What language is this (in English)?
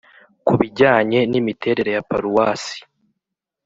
Kinyarwanda